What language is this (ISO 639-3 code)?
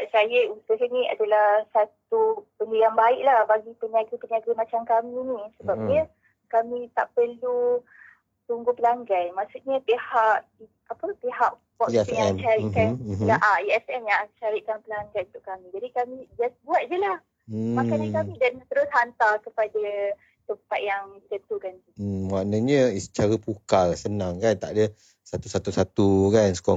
msa